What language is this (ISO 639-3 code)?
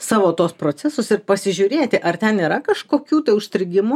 lit